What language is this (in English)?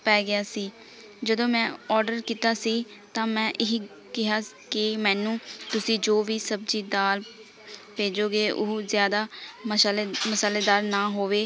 Punjabi